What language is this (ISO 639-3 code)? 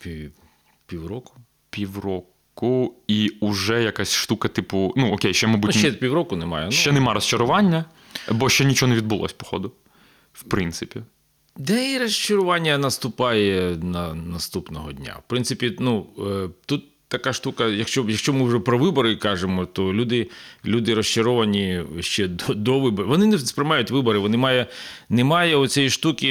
ukr